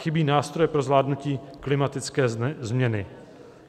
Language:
Czech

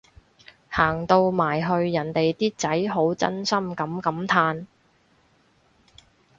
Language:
Cantonese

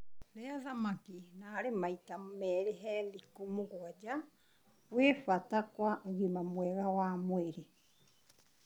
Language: Kikuyu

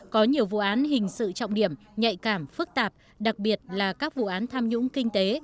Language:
Vietnamese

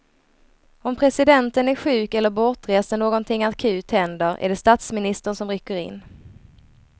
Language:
Swedish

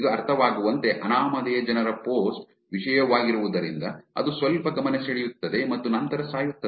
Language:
Kannada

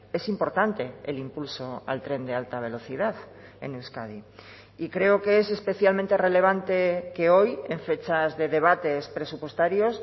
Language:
Spanish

